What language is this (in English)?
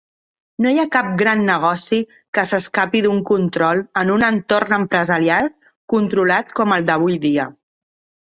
Catalan